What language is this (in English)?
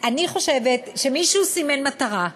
Hebrew